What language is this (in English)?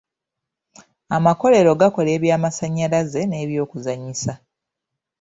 Ganda